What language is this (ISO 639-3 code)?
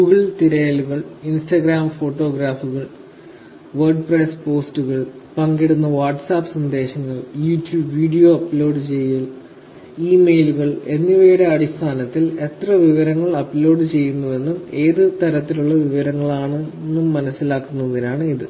mal